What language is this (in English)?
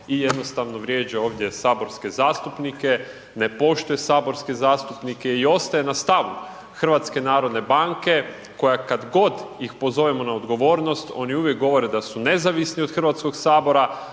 Croatian